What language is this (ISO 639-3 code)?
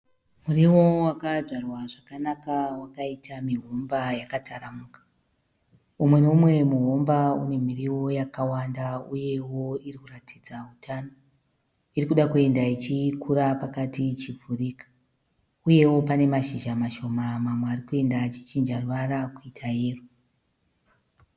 sna